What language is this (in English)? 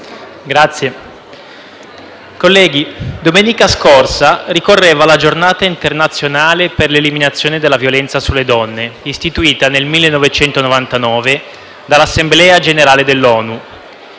Italian